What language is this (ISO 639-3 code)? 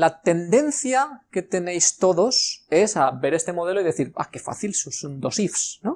spa